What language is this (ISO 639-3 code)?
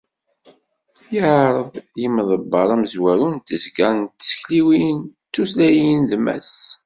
kab